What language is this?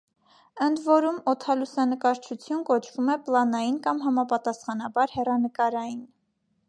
Armenian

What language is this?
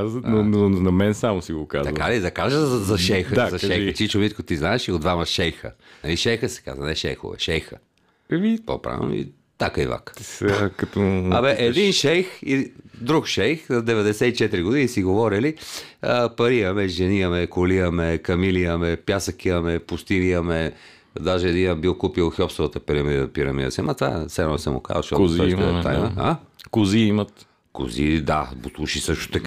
Bulgarian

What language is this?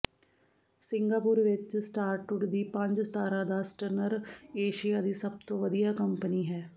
Punjabi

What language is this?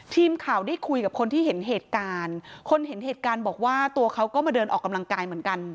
Thai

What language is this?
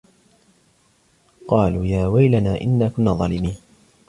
Arabic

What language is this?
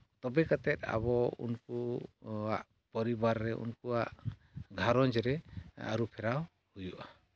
Santali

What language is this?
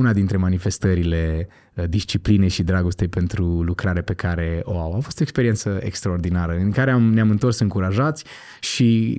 Romanian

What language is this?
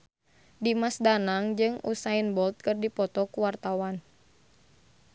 Sundanese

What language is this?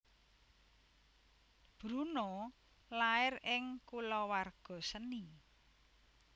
Javanese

